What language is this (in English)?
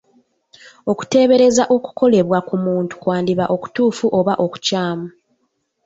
Ganda